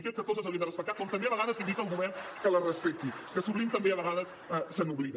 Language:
Catalan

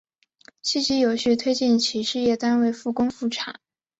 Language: Chinese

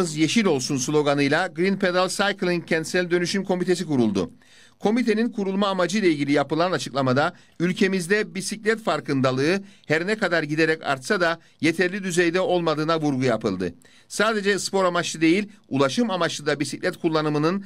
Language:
Turkish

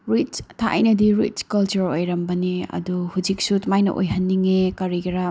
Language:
Manipuri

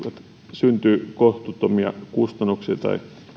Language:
Finnish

